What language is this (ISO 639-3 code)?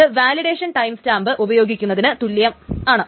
mal